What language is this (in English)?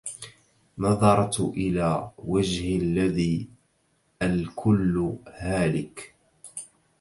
Arabic